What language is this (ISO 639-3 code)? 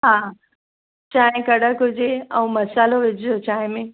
snd